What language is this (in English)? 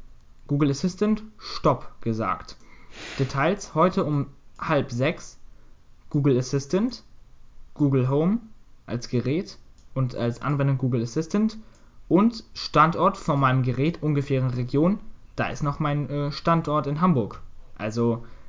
German